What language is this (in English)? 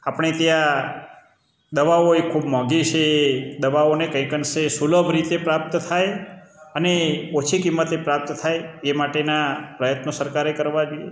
Gujarati